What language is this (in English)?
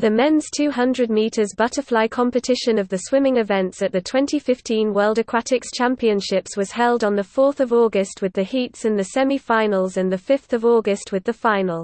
English